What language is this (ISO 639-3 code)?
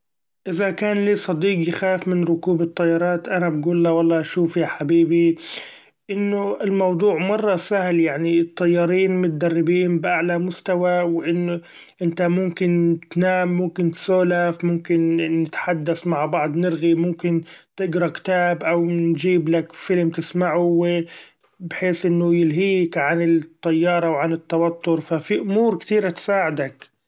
afb